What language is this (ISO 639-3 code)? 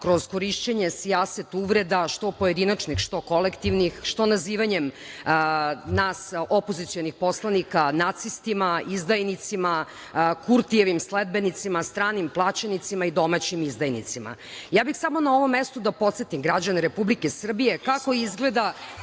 srp